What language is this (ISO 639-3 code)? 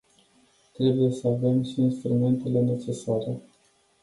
ron